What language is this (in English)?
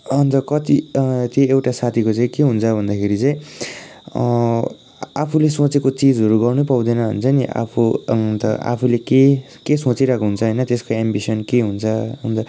Nepali